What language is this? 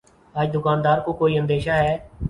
Urdu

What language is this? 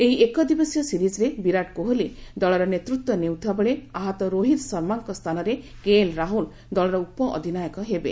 Odia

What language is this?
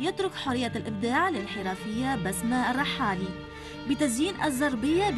Arabic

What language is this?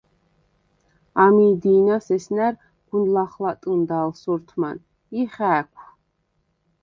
Svan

